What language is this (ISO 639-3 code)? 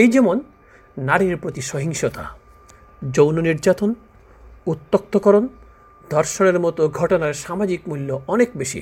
ben